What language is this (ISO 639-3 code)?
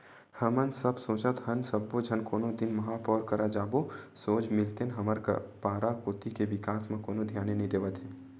hne